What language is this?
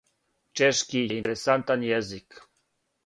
Serbian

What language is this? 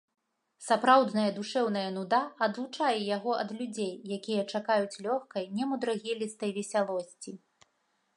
Belarusian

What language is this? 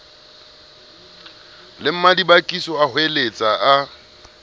Southern Sotho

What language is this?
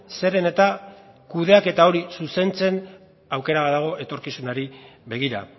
Basque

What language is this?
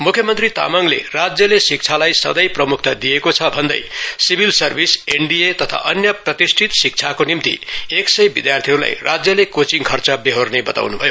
Nepali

